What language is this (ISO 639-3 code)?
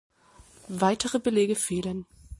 deu